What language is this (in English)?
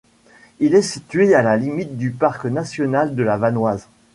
French